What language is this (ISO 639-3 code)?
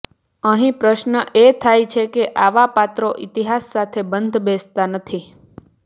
guj